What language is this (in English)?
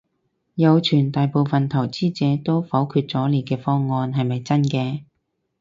Cantonese